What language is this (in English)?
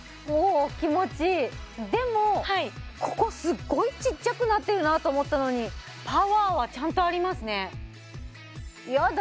Japanese